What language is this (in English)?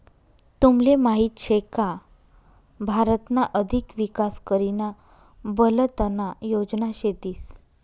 Marathi